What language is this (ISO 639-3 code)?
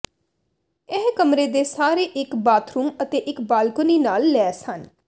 pan